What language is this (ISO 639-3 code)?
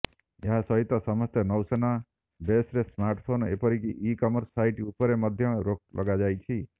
ori